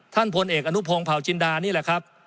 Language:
Thai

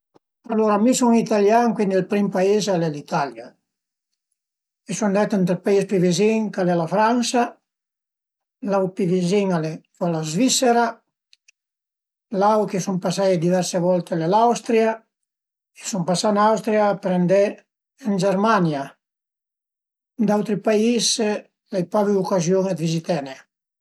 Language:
Piedmontese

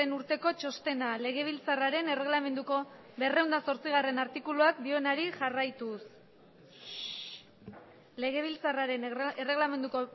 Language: Basque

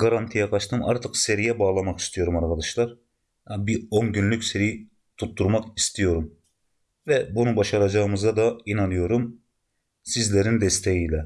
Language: Turkish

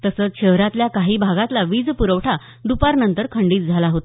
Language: Marathi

